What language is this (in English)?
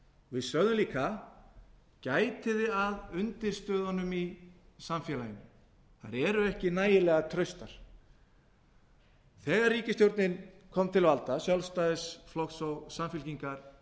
Icelandic